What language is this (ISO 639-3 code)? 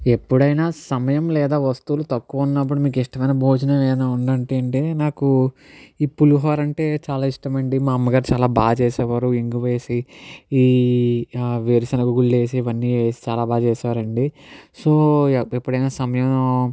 tel